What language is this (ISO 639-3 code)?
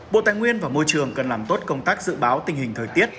vie